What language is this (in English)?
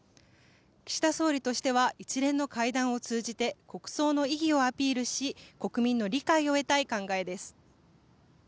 Japanese